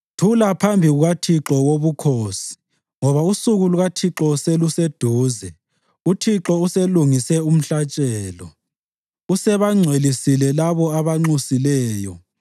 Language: North Ndebele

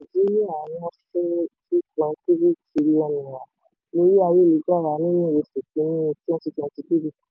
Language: Yoruba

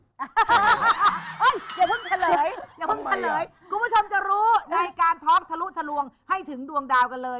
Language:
Thai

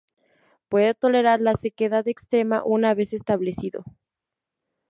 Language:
Spanish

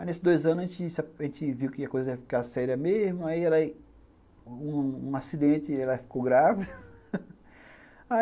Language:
Portuguese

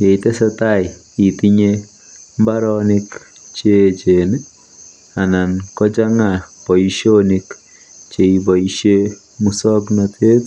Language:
Kalenjin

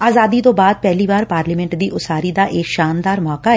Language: Punjabi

